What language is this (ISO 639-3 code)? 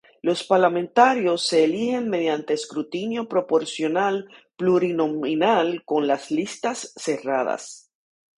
spa